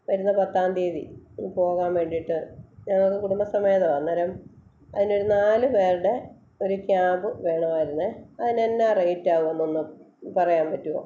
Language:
Malayalam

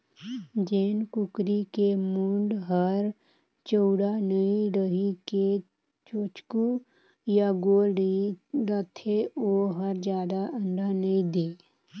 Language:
Chhattisgarhi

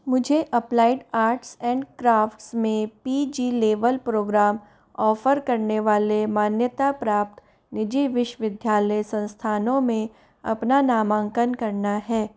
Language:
Hindi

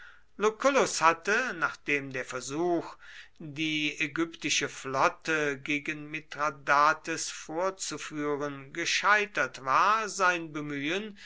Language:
German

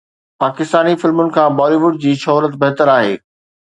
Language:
Sindhi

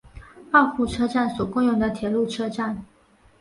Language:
Chinese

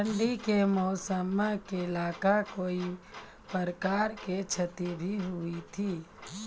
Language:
Maithili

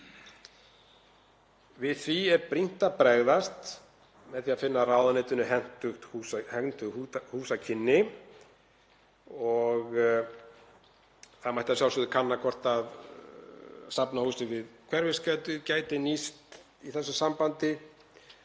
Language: Icelandic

